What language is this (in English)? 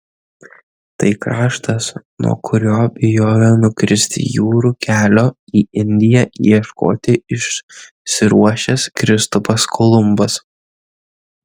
Lithuanian